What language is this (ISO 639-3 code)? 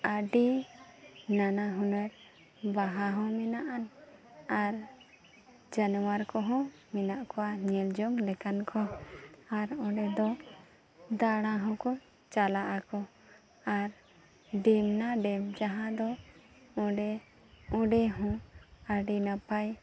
sat